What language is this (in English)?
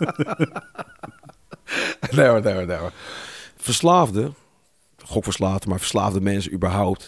Dutch